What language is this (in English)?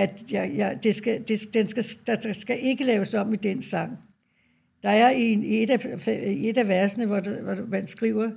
Danish